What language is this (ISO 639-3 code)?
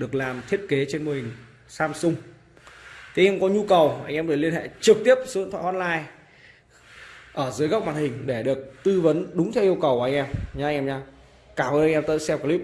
vie